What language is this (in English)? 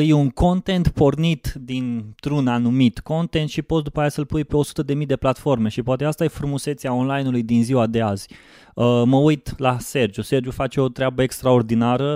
Romanian